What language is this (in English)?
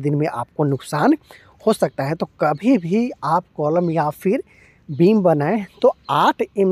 Hindi